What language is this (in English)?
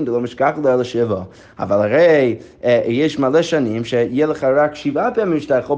Hebrew